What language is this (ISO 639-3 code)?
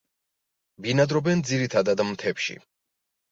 kat